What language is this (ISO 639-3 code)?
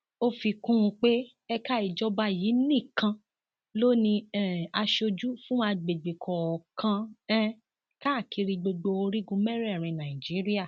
yor